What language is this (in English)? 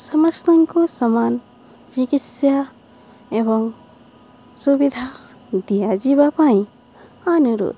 Odia